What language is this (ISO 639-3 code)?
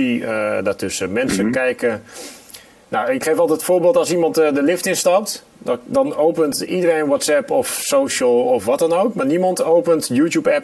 nld